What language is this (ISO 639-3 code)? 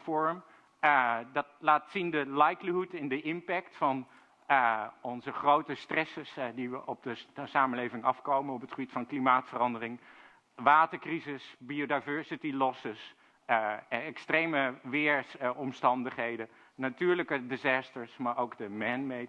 nld